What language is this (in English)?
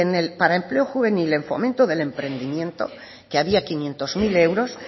Spanish